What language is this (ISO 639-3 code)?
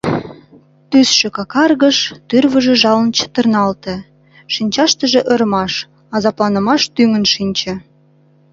chm